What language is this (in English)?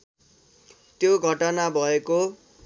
Nepali